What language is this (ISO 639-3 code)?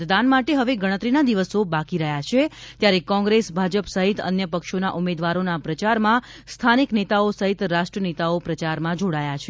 guj